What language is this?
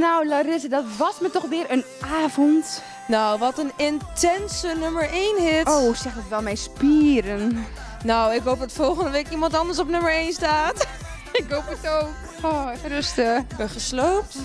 Dutch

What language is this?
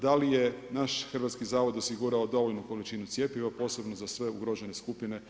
Croatian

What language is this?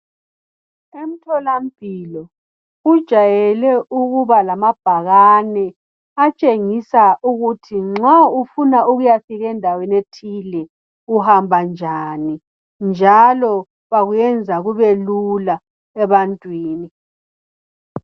North Ndebele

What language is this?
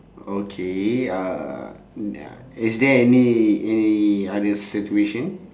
English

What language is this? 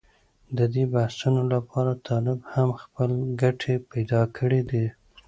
Pashto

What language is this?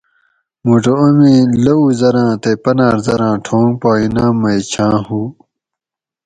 Gawri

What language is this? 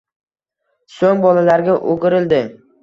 Uzbek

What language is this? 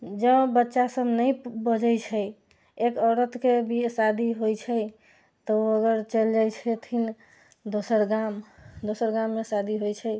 Maithili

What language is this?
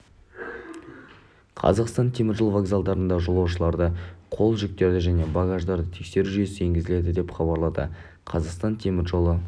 Kazakh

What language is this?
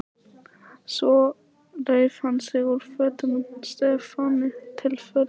Icelandic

